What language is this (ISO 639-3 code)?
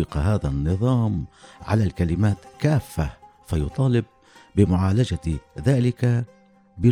ara